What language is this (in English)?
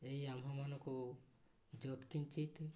Odia